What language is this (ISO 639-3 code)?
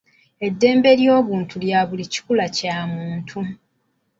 lug